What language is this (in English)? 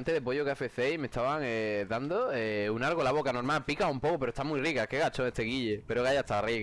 Spanish